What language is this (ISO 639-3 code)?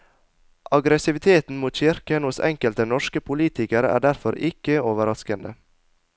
nor